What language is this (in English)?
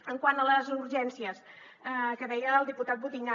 Catalan